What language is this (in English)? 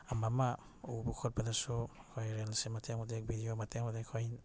Manipuri